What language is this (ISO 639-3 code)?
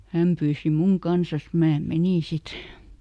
fin